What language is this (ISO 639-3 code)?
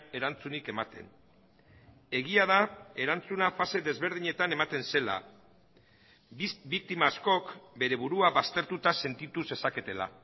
eus